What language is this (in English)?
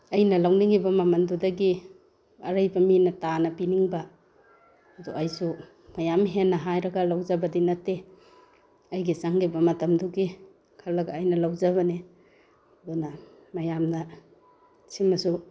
Manipuri